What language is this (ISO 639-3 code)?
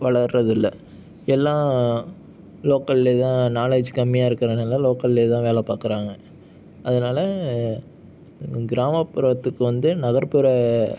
tam